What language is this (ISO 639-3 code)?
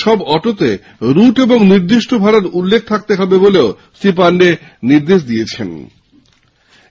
ben